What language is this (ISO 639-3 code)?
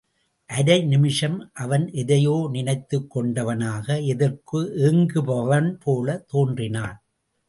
tam